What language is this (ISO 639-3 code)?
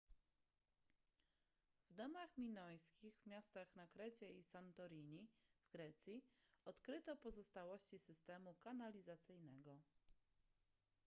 pol